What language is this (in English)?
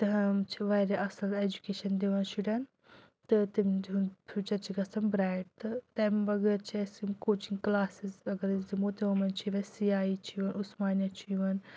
Kashmiri